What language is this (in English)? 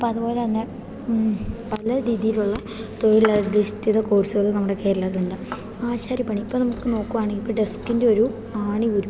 Malayalam